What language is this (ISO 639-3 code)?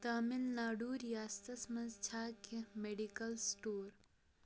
kas